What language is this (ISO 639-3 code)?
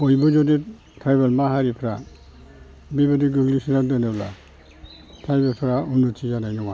brx